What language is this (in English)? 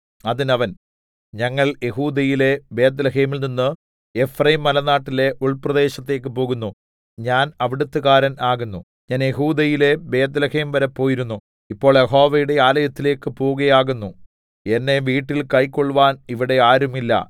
Malayalam